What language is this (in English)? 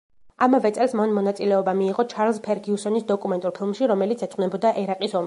Georgian